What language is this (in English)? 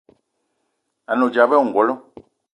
Eton (Cameroon)